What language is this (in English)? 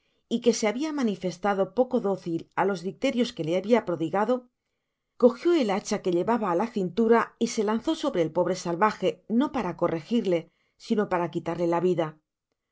Spanish